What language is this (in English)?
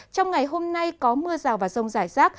Vietnamese